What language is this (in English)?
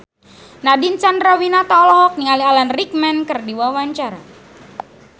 Sundanese